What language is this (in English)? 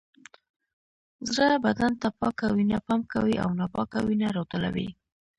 Pashto